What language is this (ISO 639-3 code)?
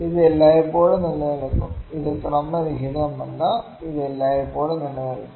mal